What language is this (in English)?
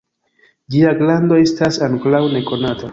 Esperanto